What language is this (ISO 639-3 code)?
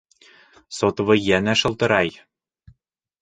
bak